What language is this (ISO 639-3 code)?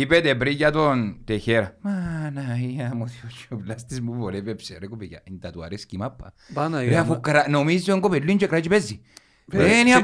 ell